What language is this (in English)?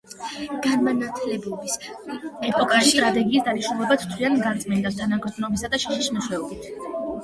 Georgian